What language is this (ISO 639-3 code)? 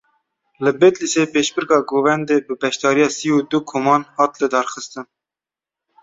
kur